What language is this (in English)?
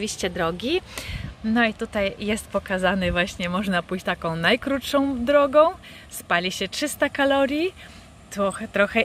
Polish